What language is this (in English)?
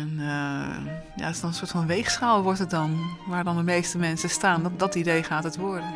Dutch